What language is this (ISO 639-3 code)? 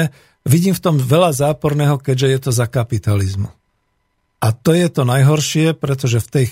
slk